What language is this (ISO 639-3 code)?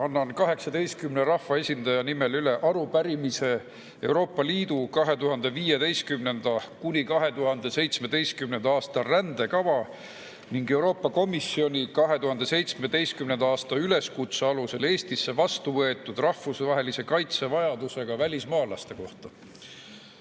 est